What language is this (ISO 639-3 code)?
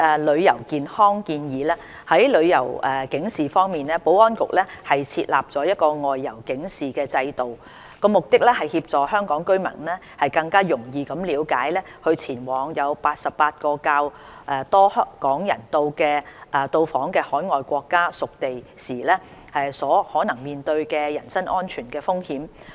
yue